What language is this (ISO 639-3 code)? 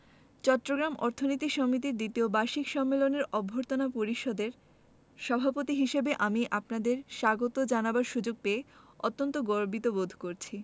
ben